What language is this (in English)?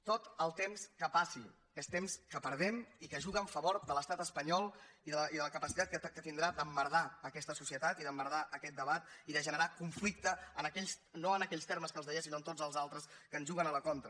Catalan